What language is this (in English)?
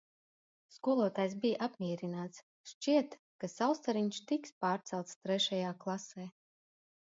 Latvian